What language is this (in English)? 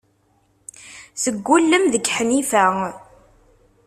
Kabyle